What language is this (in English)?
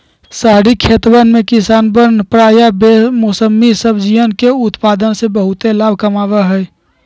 Magahi